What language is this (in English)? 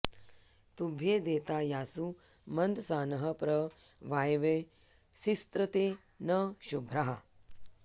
Sanskrit